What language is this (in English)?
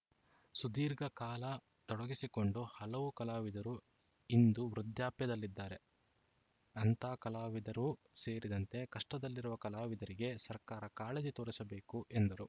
Kannada